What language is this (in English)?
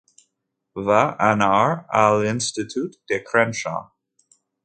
Catalan